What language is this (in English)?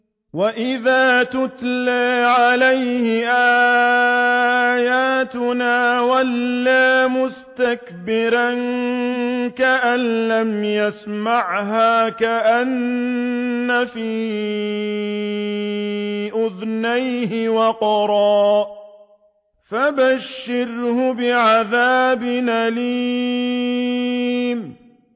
Arabic